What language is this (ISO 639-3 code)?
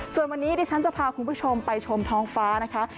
tha